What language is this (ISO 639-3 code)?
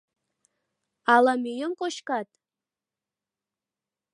chm